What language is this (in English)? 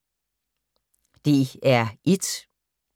Danish